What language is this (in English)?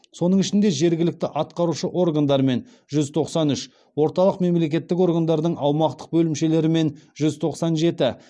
Kazakh